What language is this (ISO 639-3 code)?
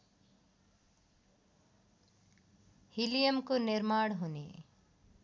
nep